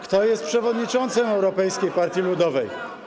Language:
Polish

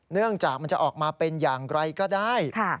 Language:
Thai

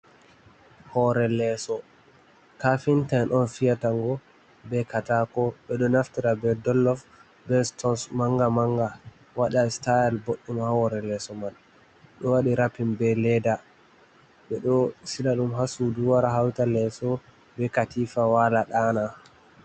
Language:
Fula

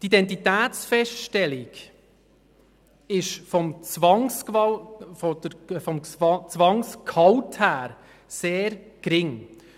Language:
Swiss German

